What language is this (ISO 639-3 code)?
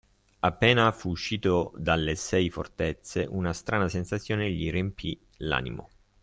ita